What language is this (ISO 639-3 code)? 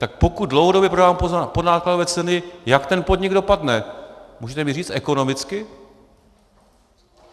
ces